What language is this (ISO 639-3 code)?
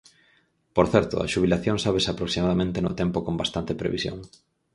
glg